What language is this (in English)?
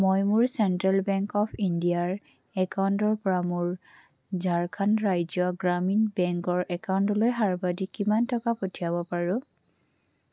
Assamese